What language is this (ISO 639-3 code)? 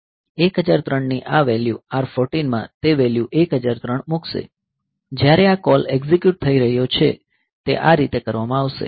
guj